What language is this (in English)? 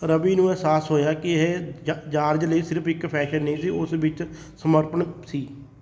Punjabi